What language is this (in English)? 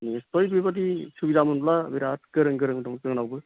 Bodo